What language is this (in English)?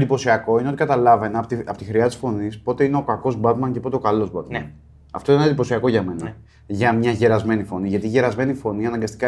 Greek